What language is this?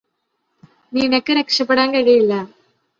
Malayalam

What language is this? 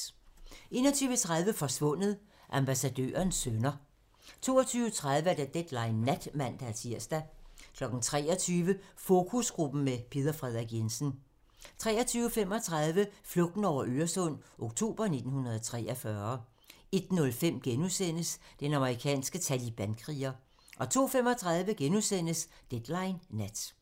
Danish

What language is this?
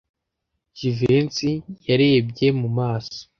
Kinyarwanda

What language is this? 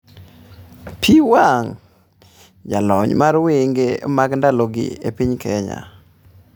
Luo (Kenya and Tanzania)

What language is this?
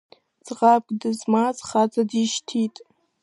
Abkhazian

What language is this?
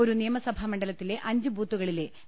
Malayalam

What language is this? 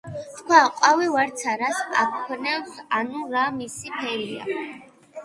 Georgian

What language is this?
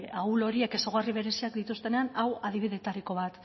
Basque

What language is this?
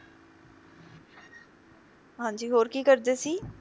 Punjabi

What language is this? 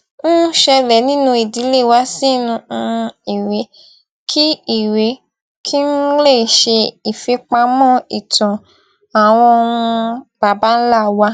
Yoruba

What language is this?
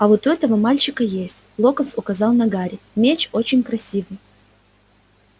Russian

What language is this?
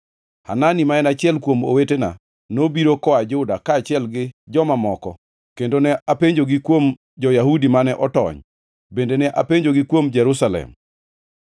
Luo (Kenya and Tanzania)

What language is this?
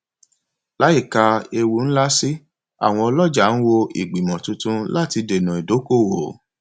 Yoruba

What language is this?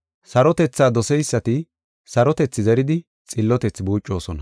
Gofa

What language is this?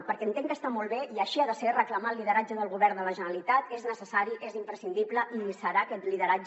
Catalan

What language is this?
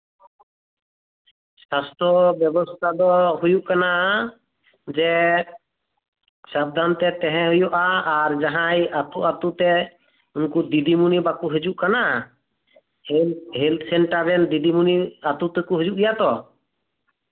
Santali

